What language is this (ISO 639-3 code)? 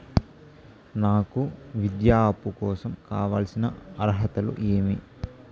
tel